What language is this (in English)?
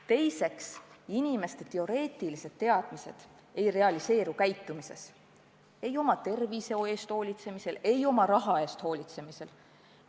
Estonian